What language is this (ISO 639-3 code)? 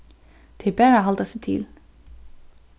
fao